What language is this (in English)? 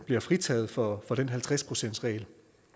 Danish